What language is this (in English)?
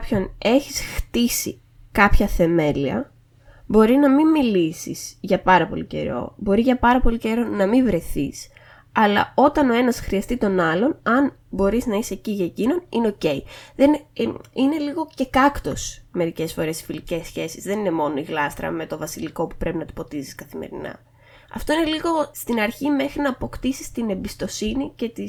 Greek